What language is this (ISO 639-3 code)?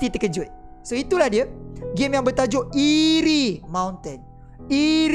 msa